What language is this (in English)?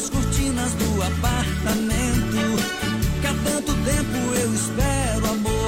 Portuguese